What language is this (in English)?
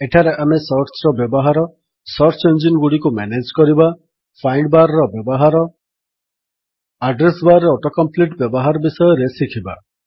Odia